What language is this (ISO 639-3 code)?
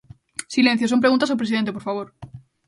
glg